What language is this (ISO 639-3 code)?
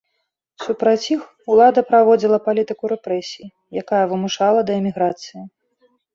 bel